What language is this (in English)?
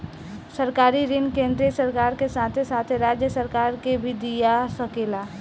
Bhojpuri